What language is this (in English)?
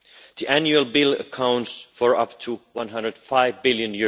English